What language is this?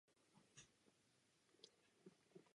Czech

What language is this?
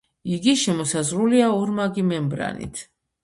Georgian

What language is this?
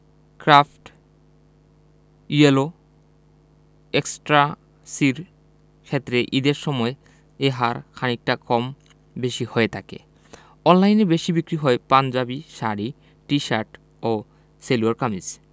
Bangla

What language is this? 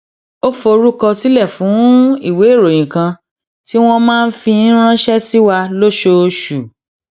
Yoruba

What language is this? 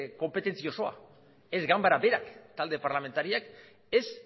Basque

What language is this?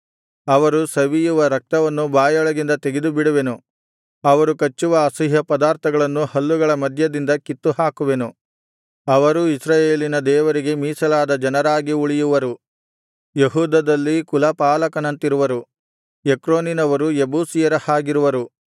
Kannada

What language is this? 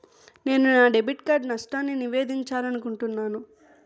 Telugu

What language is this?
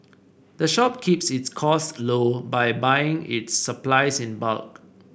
English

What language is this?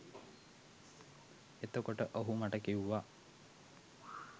Sinhala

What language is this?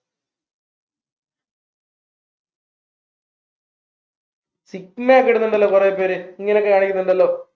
Malayalam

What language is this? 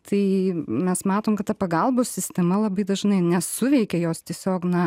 Lithuanian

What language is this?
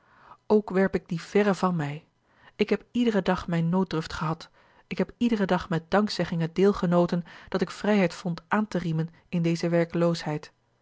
Dutch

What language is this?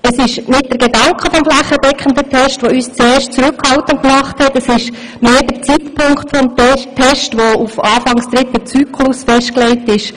Swiss German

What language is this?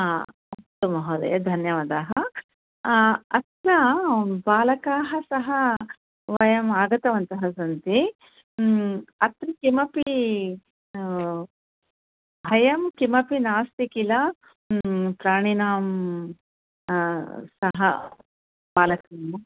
Sanskrit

